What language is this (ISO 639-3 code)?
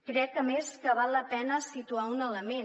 cat